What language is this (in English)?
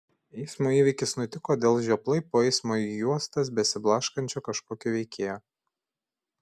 Lithuanian